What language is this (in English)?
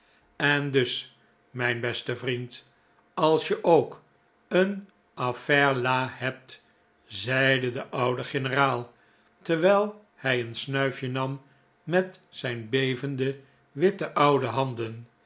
Dutch